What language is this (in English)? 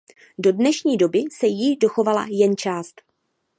Czech